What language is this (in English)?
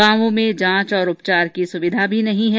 Hindi